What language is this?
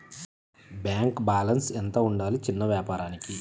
Telugu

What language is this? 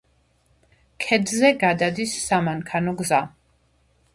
Georgian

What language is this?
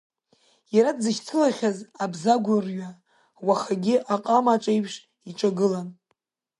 Abkhazian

